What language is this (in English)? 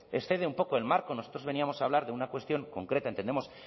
Spanish